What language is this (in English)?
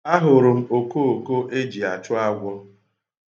Igbo